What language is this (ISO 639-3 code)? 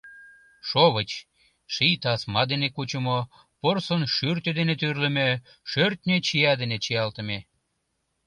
chm